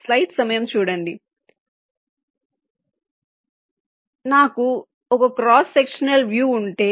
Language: Telugu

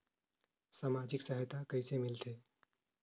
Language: Chhattisgarhi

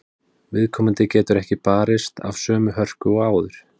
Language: Icelandic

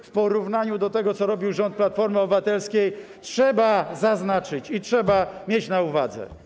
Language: Polish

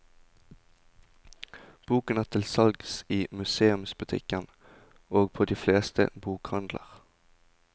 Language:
Norwegian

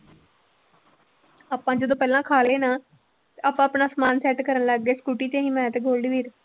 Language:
Punjabi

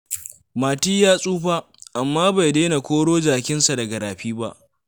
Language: Hausa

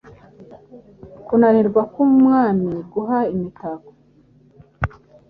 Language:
Kinyarwanda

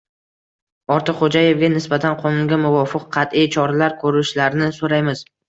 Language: Uzbek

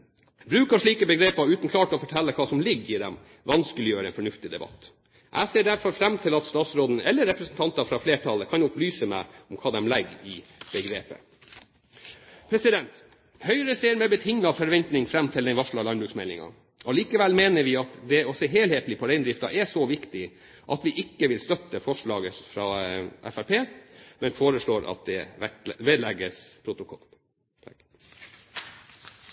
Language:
Norwegian Bokmål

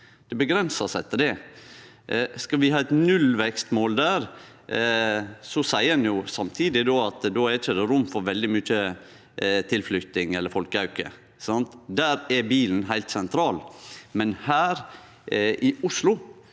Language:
Norwegian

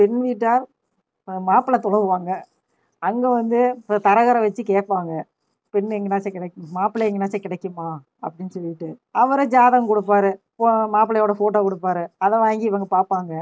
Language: Tamil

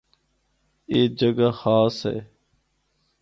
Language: Northern Hindko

